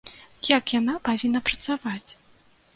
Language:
Belarusian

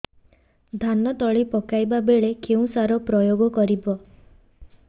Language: Odia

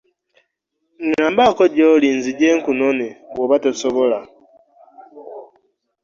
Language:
Ganda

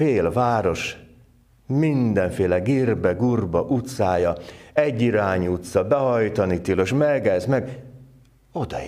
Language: Hungarian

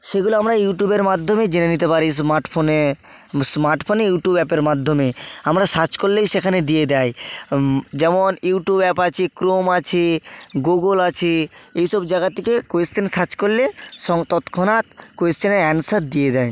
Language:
Bangla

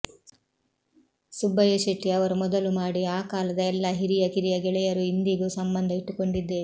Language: Kannada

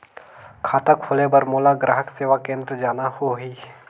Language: Chhattisgarhi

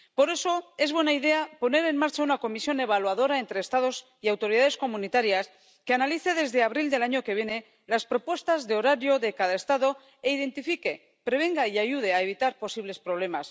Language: Spanish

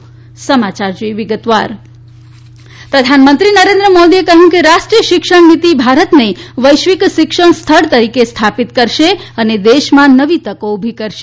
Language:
Gujarati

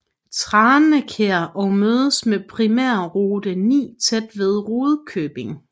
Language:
Danish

